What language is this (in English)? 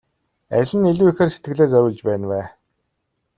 Mongolian